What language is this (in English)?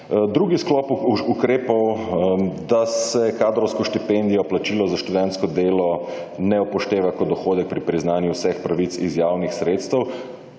Slovenian